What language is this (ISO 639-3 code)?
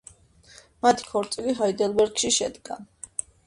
kat